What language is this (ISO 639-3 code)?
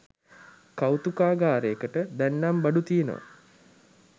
sin